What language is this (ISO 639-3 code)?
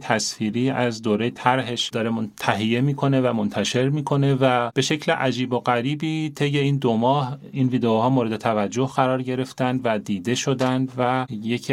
fas